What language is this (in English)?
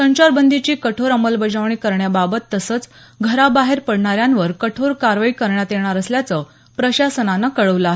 Marathi